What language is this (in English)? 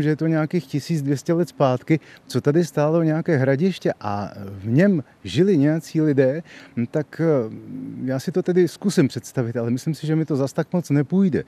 Czech